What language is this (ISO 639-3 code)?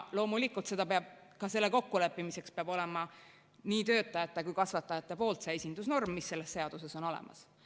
est